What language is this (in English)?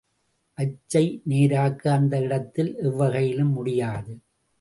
Tamil